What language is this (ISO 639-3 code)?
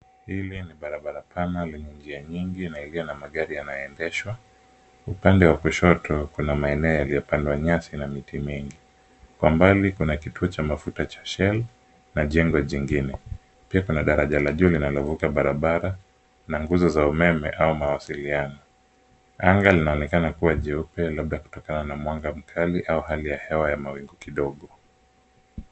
swa